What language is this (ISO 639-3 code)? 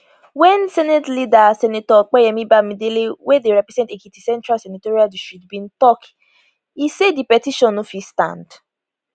pcm